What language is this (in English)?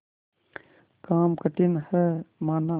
Hindi